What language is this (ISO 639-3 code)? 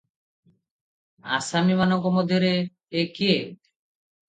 ori